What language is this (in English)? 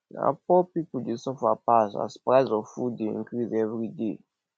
Nigerian Pidgin